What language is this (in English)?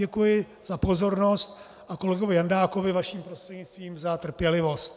Czech